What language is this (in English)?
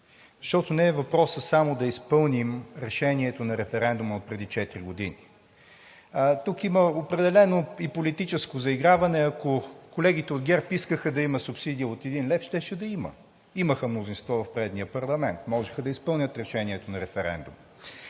Bulgarian